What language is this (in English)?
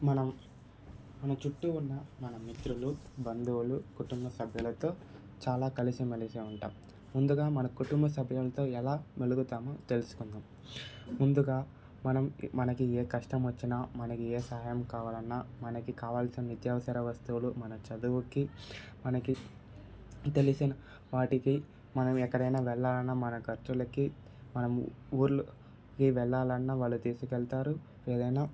Telugu